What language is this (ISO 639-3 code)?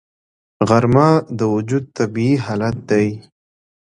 pus